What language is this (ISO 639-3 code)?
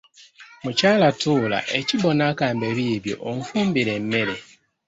lug